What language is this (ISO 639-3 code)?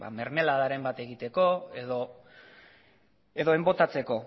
eus